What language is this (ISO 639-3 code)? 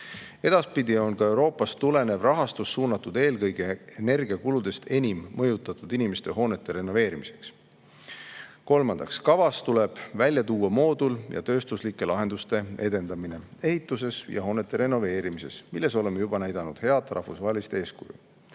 est